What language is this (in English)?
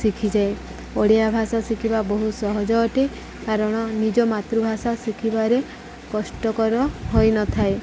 Odia